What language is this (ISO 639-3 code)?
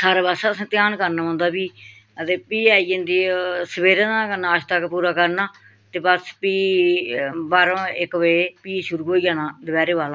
doi